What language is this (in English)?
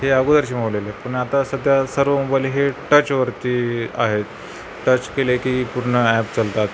Marathi